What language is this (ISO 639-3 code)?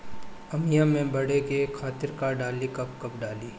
bho